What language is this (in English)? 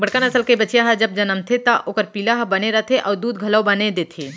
Chhattisgarhi